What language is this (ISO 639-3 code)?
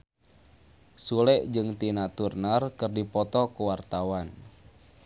sun